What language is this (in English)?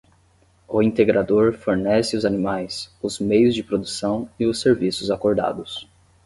Portuguese